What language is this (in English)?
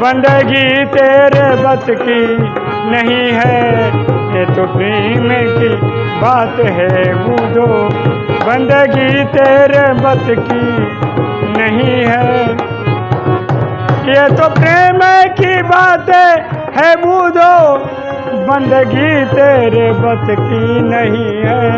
Hindi